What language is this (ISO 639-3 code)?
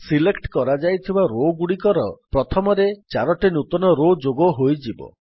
ori